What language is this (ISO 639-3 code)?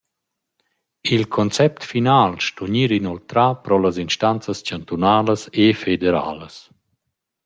roh